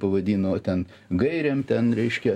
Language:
Lithuanian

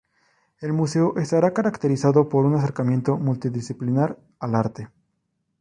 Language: Spanish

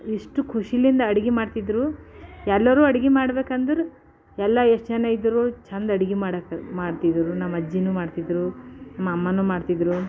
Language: Kannada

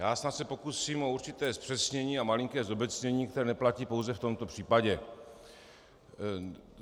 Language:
Czech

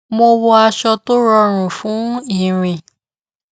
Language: Yoruba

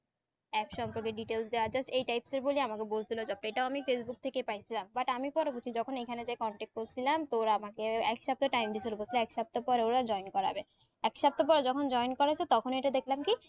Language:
Bangla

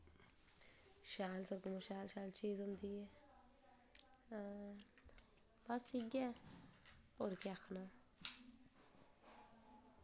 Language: Dogri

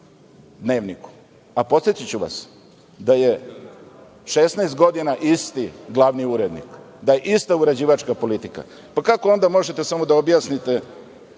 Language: Serbian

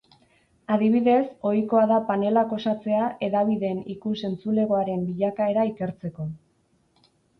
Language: Basque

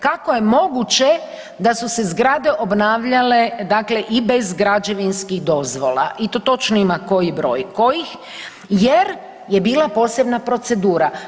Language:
Croatian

